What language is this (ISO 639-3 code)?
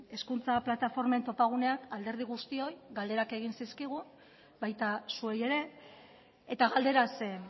eus